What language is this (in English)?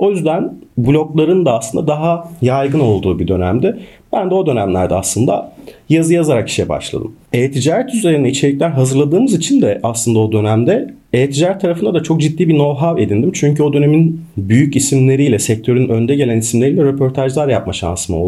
Turkish